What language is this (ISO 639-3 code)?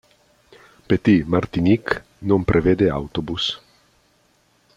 ita